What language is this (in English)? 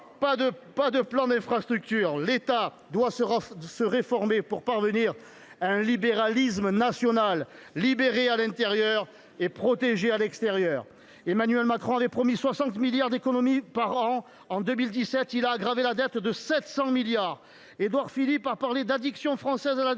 French